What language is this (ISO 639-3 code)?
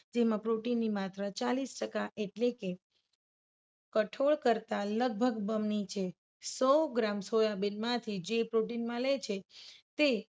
guj